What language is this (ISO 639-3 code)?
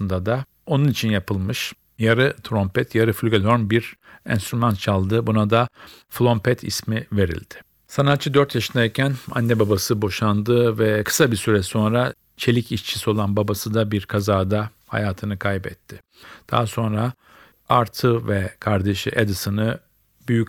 tur